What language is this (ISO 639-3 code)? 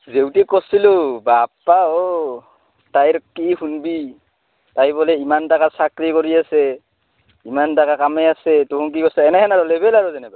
asm